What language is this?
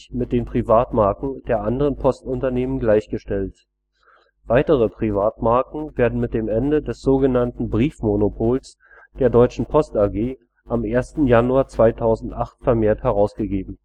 German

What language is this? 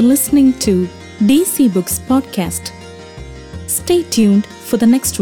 Malayalam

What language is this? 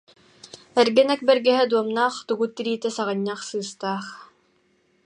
Yakut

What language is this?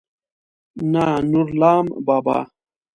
Pashto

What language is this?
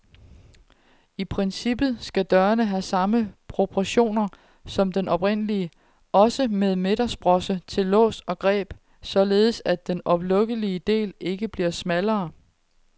Danish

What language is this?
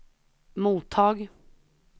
Swedish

